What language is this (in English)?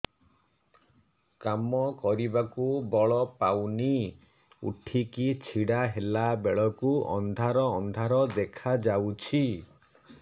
Odia